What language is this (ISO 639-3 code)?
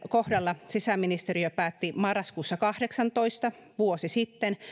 fin